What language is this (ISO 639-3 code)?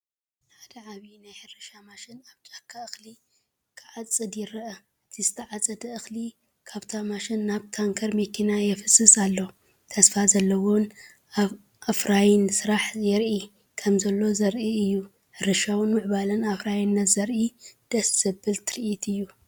tir